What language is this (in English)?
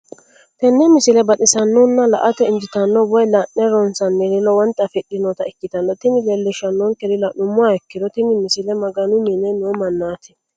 Sidamo